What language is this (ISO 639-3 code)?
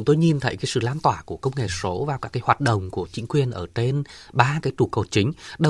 vie